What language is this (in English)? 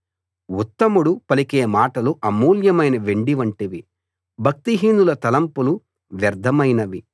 Telugu